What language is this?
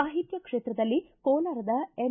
Kannada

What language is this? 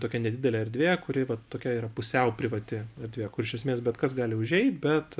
Lithuanian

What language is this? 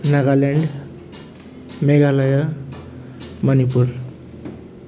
Nepali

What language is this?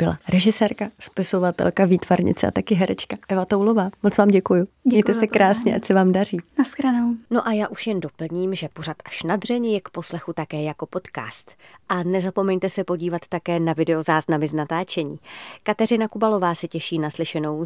Czech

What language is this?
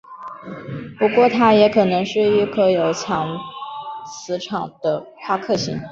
Chinese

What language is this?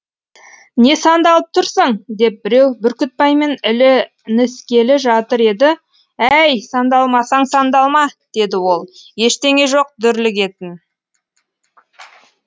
Kazakh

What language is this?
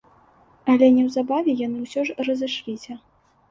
Belarusian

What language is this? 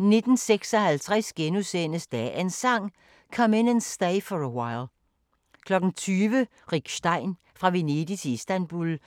Danish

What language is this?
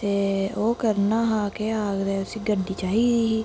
Dogri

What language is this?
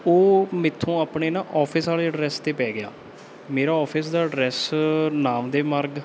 Punjabi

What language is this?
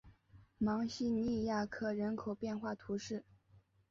Chinese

